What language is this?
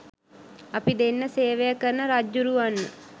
Sinhala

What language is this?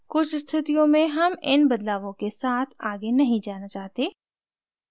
Hindi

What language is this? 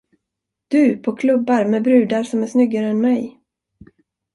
Swedish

